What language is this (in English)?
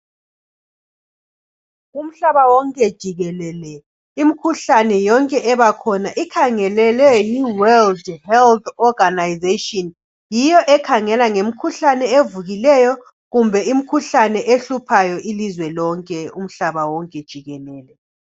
North Ndebele